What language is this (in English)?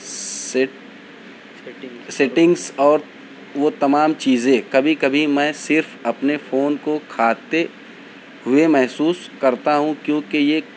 Urdu